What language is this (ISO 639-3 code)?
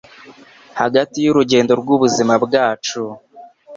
kin